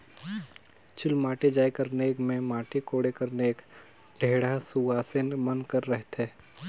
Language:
Chhattisgarhi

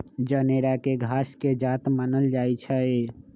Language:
Magahi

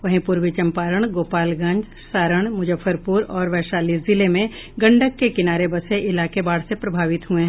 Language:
Hindi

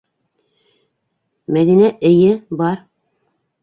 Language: Bashkir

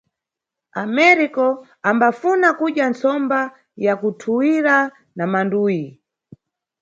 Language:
Nyungwe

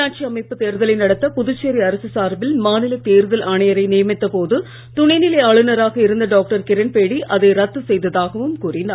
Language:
Tamil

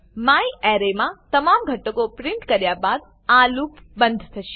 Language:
Gujarati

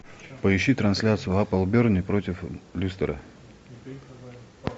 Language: Russian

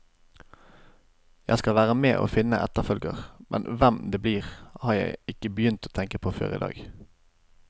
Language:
Norwegian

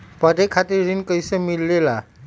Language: Magahi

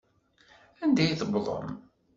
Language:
Kabyle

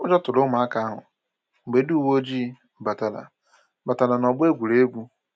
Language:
Igbo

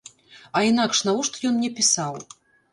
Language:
Belarusian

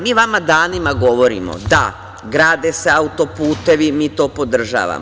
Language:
Serbian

